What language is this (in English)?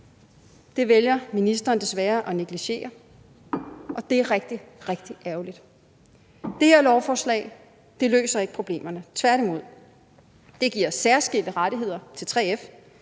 Danish